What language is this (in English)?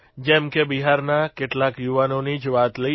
Gujarati